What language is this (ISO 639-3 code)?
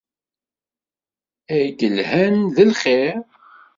kab